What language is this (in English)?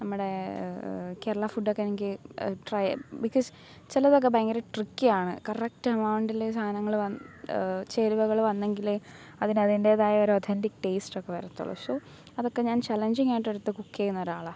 Malayalam